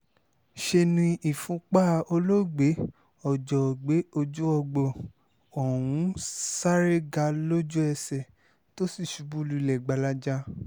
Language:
Yoruba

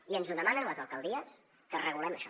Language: Catalan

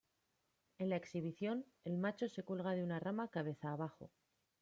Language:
Spanish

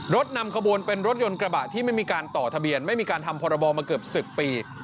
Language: Thai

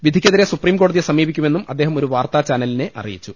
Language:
Malayalam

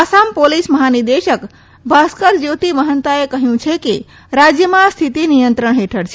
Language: Gujarati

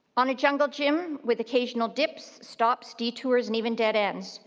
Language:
English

